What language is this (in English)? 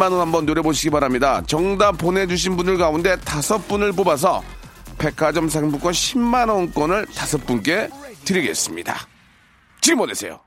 Korean